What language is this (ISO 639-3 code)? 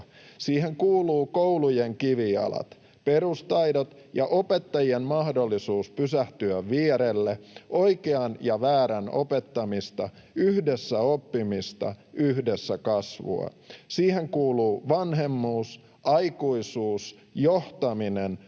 fin